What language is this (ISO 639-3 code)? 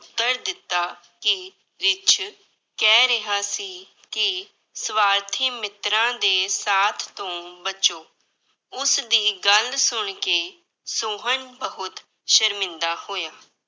pan